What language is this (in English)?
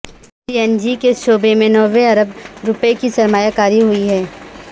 Urdu